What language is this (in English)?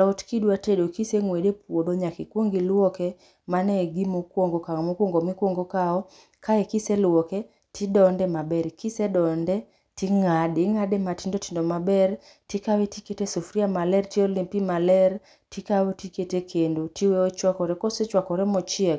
Luo (Kenya and Tanzania)